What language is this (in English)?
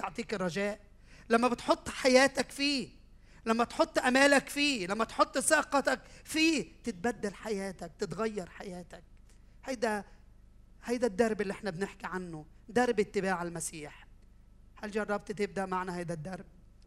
Arabic